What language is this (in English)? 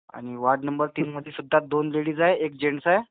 Marathi